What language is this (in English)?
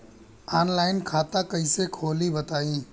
Bhojpuri